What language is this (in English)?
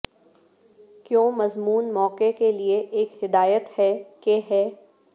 Urdu